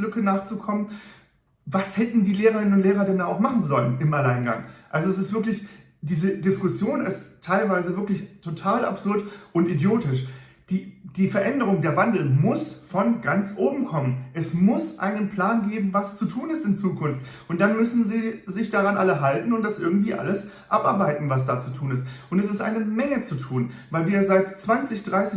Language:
German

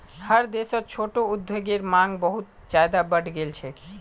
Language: Magahi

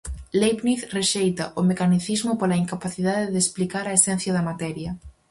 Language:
Galician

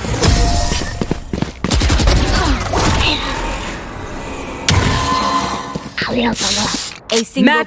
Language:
Turkish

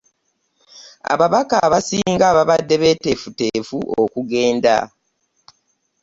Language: Ganda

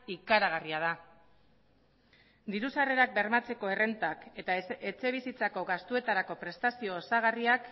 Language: Basque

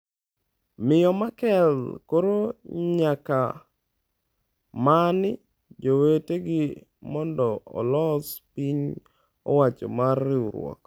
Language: Luo (Kenya and Tanzania)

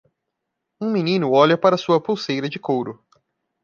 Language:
Portuguese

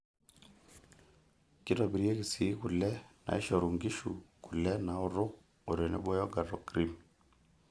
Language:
Masai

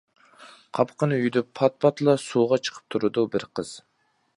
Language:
Uyghur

